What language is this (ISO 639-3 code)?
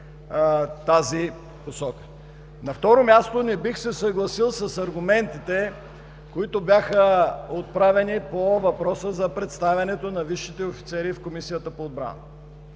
bul